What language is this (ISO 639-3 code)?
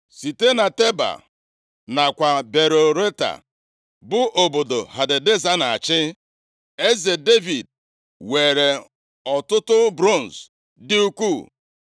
ibo